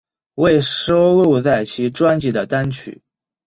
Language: Chinese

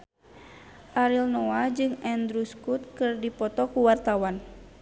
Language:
Sundanese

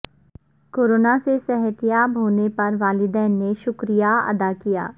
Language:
Urdu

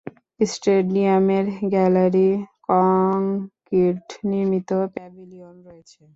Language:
Bangla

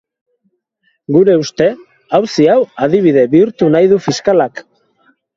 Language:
Basque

